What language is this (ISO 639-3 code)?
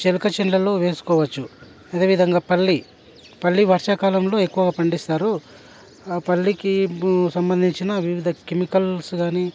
tel